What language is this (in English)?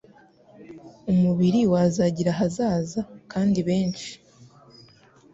Kinyarwanda